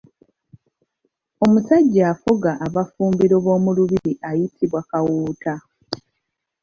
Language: Ganda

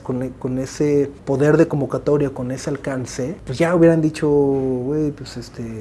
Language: Spanish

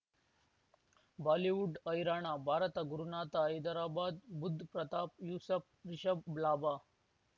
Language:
Kannada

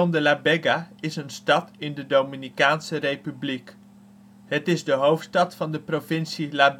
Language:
Dutch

